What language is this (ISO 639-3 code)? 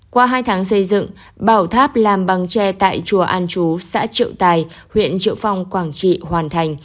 vie